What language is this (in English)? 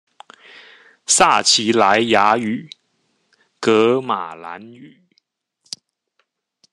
Chinese